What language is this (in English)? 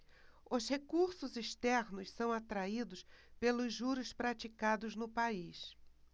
Portuguese